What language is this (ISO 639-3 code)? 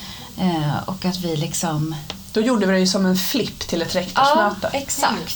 swe